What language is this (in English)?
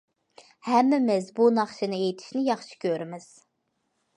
Uyghur